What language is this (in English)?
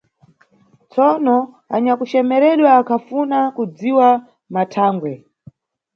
Nyungwe